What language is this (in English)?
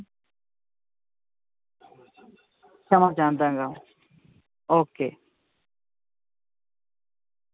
Punjabi